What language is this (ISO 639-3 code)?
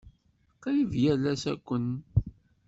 kab